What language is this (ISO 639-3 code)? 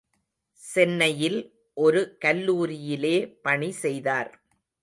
tam